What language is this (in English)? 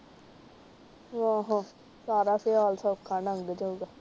Punjabi